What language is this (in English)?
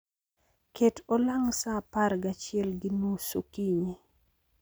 Luo (Kenya and Tanzania)